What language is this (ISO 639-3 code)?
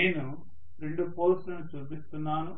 tel